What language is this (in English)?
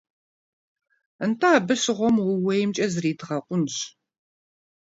Kabardian